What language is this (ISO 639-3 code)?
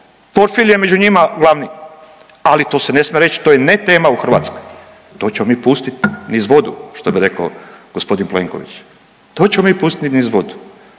hrv